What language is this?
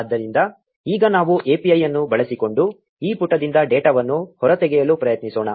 Kannada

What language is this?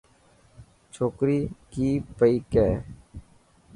Dhatki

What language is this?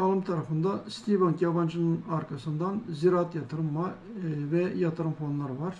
Turkish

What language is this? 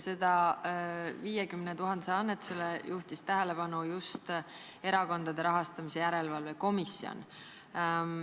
Estonian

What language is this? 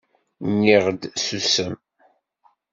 Kabyle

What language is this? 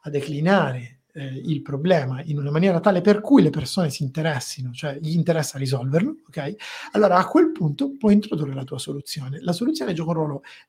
Italian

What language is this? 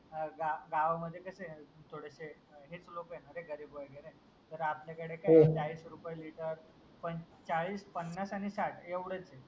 Marathi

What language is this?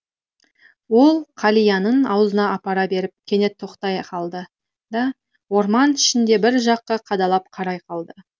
Kazakh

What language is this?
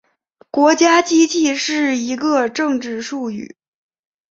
Chinese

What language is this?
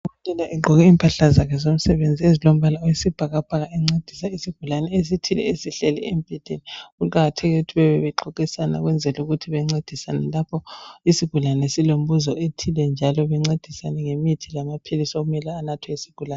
North Ndebele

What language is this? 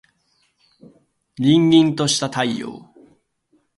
Japanese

